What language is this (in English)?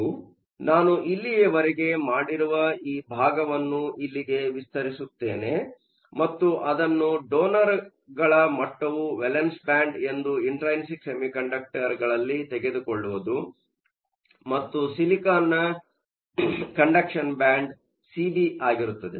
Kannada